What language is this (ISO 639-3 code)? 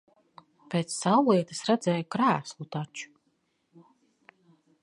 lav